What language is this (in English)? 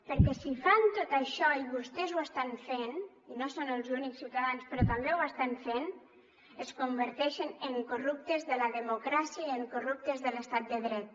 Catalan